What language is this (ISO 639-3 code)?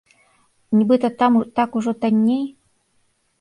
bel